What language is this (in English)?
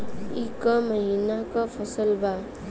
Bhojpuri